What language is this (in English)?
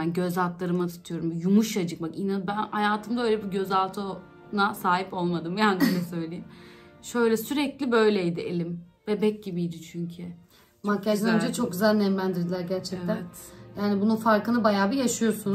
Turkish